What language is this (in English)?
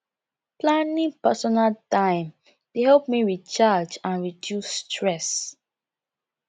Nigerian Pidgin